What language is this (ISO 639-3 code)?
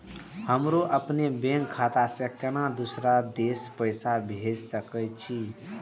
mai